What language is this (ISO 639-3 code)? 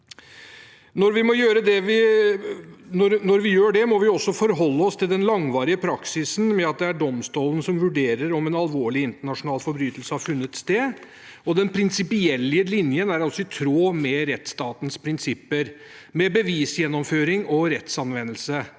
nor